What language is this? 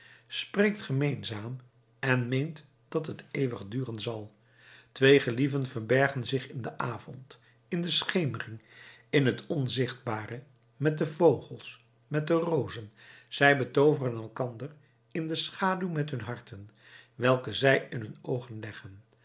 Dutch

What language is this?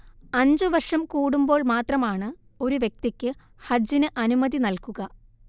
Malayalam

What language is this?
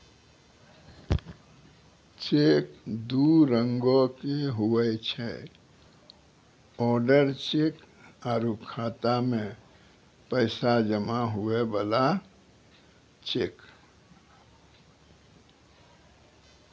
Maithili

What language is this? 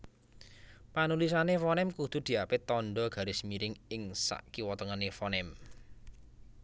Javanese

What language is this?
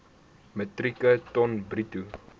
Afrikaans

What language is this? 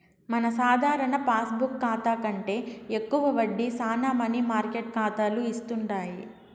Telugu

